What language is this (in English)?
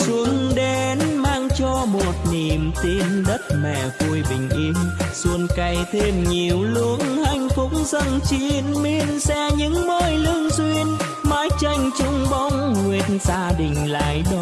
Vietnamese